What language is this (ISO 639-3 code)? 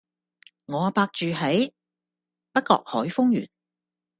yue